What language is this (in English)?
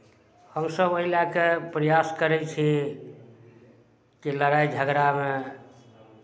Maithili